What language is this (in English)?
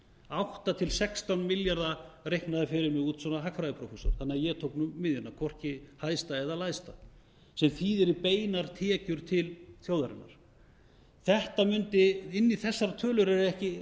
Icelandic